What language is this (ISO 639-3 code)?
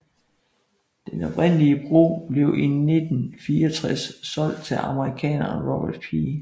dan